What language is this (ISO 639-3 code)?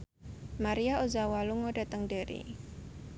jav